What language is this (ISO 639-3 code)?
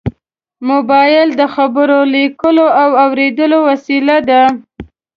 pus